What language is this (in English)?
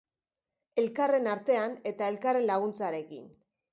Basque